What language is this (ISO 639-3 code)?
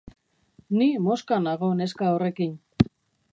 eus